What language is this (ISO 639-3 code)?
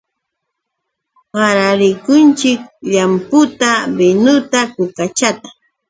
qux